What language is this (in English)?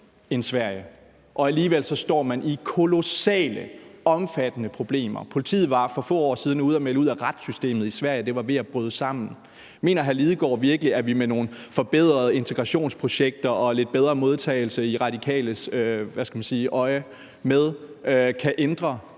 Danish